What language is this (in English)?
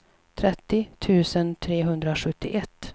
Swedish